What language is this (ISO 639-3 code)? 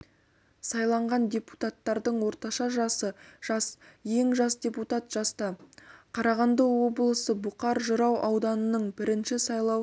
kaz